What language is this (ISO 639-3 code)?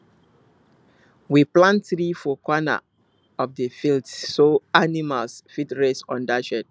pcm